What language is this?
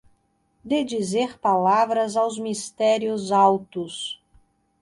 Portuguese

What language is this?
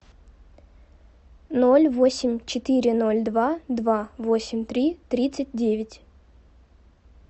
Russian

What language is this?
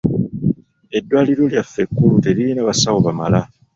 Ganda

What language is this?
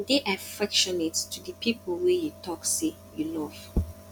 Nigerian Pidgin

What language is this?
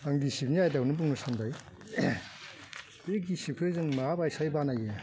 Bodo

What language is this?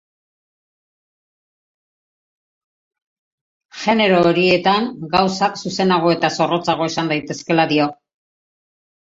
Basque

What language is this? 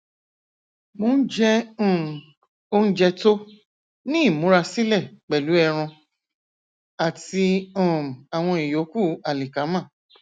Yoruba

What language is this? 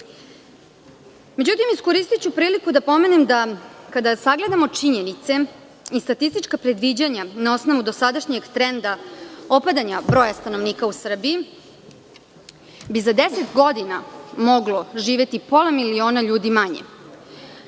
Serbian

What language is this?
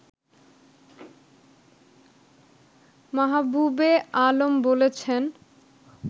Bangla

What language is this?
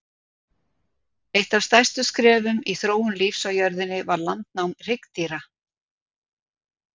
Icelandic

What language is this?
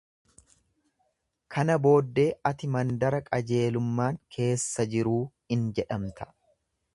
Oromo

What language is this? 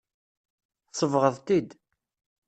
Kabyle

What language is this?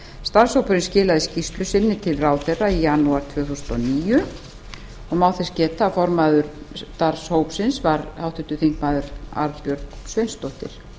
Icelandic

